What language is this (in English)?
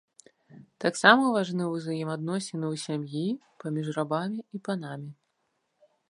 Belarusian